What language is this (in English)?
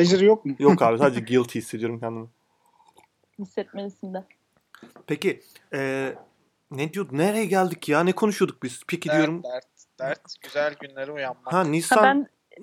Turkish